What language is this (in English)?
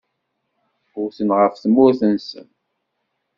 Kabyle